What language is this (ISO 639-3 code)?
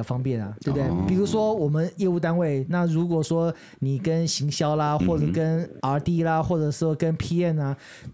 zho